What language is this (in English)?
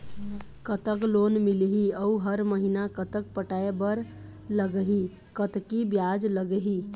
Chhattisgarhi